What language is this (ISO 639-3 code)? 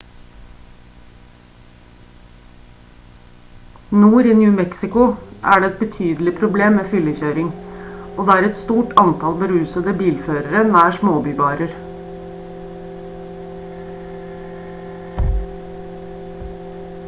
nob